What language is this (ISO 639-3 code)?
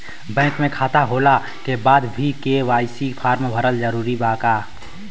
bho